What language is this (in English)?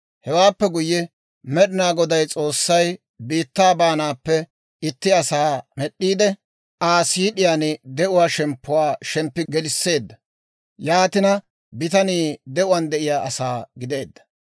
Dawro